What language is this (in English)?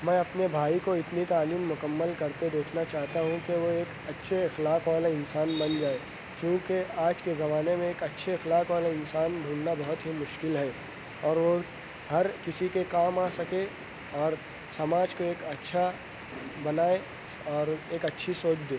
Urdu